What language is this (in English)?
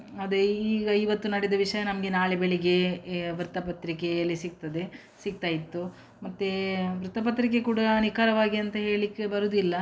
Kannada